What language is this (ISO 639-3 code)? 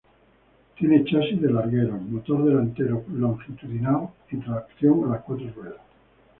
spa